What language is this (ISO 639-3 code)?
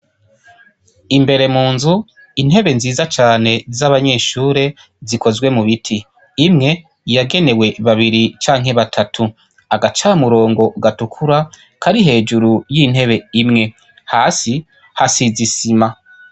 run